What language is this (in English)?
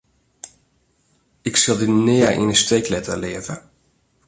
Western Frisian